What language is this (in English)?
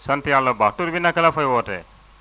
Wolof